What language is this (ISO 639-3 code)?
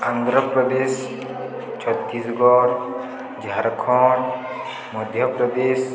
ori